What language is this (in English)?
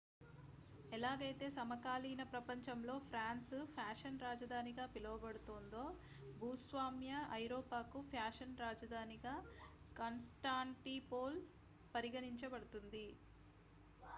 Telugu